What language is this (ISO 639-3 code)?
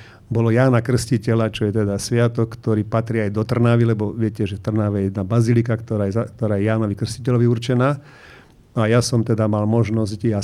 slk